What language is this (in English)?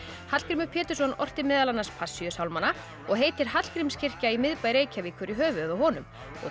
Icelandic